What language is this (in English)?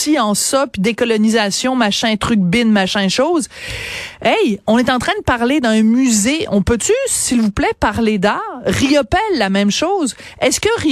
French